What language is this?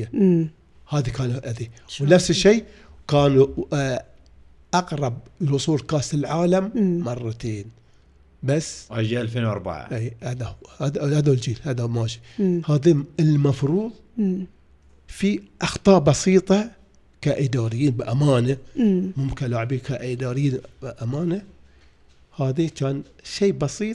Arabic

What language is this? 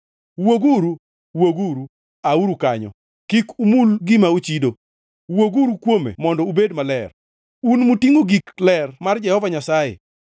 Luo (Kenya and Tanzania)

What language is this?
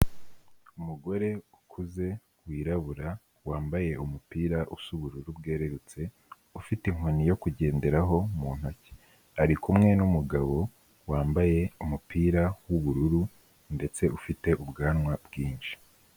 Kinyarwanda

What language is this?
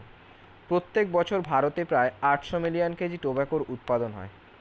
Bangla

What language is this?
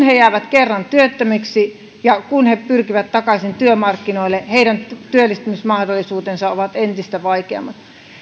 Finnish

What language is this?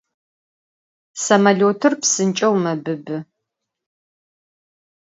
Adyghe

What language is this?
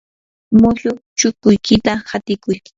Yanahuanca Pasco Quechua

